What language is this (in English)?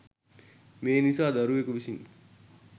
Sinhala